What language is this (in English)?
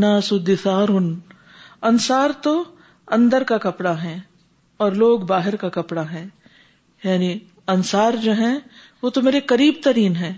Urdu